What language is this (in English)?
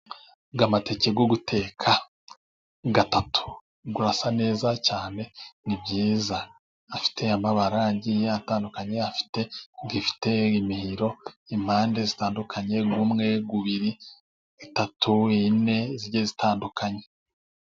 Kinyarwanda